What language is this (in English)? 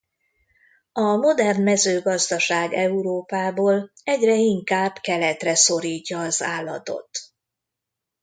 Hungarian